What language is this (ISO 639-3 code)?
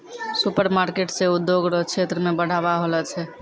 mai